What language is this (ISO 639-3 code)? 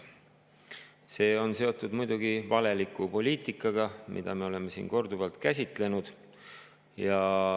est